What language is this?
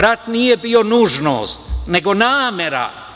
Serbian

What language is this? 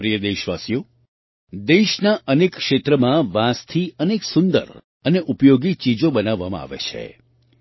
Gujarati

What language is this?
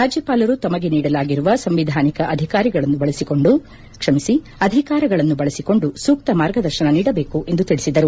Kannada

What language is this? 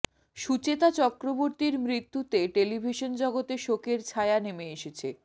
Bangla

